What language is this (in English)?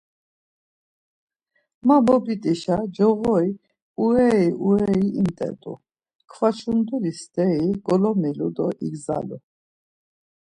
Laz